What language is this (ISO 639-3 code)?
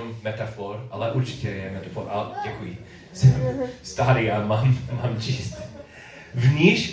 ces